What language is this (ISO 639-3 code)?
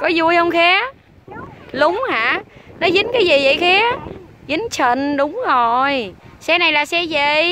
vie